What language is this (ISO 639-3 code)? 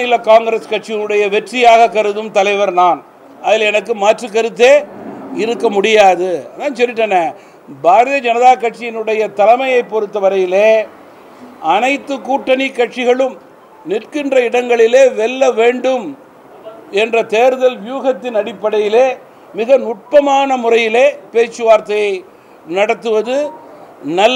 tam